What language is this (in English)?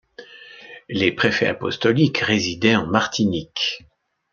French